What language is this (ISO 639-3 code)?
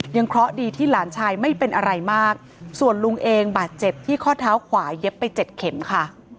tha